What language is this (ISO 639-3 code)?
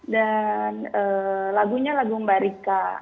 ind